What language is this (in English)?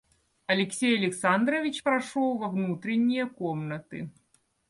Russian